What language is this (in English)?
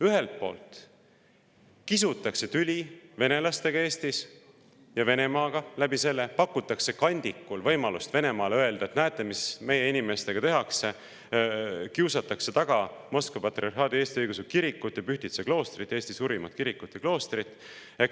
Estonian